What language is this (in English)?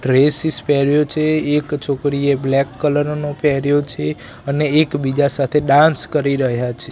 Gujarati